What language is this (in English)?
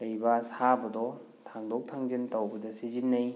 Manipuri